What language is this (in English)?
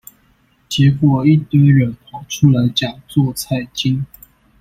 Chinese